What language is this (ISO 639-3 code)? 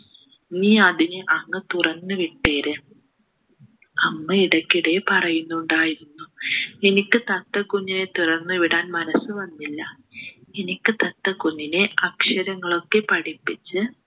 mal